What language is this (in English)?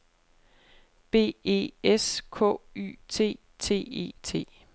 Danish